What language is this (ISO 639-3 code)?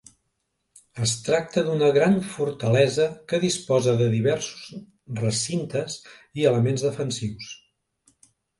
cat